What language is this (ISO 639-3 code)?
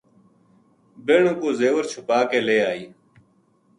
gju